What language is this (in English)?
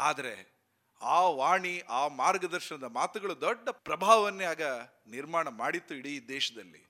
Kannada